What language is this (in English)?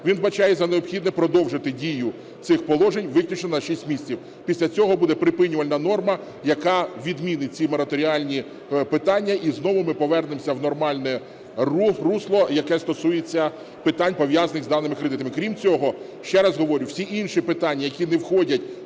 Ukrainian